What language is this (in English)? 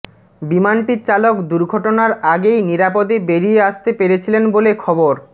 Bangla